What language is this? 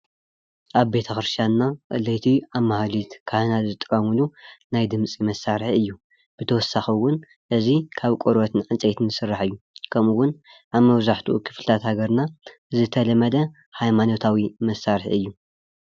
Tigrinya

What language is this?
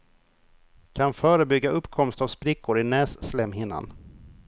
Swedish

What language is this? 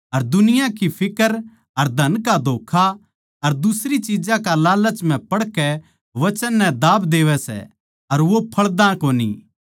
Haryanvi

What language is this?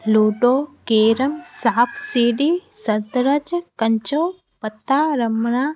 Sindhi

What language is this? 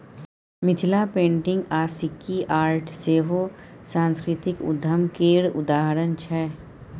Maithili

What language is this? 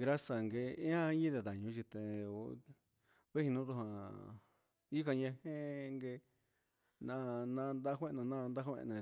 Huitepec Mixtec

